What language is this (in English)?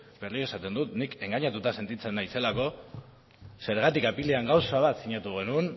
Basque